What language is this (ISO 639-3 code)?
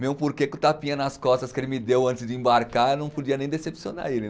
por